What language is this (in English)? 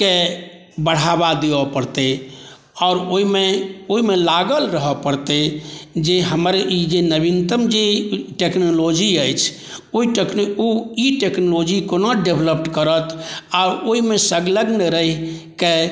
Maithili